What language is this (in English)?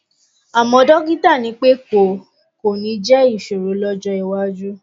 Yoruba